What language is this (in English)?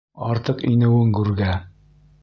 Bashkir